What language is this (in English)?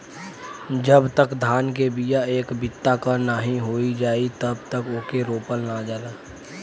Bhojpuri